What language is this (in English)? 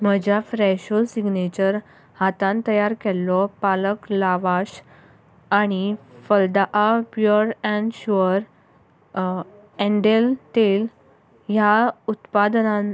Konkani